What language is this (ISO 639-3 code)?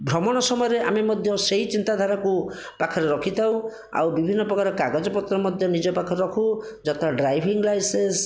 ori